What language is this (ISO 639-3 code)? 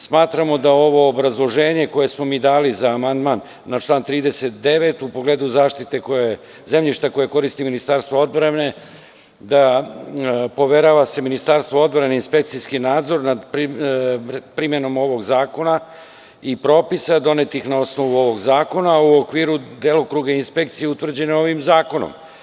srp